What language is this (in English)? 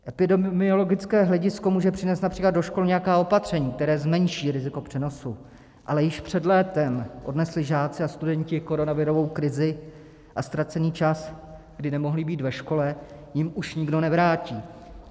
Czech